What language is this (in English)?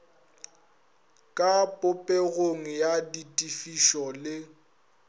Northern Sotho